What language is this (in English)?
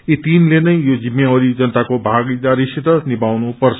Nepali